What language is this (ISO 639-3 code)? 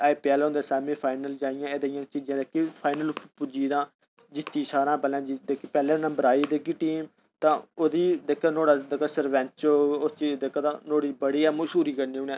doi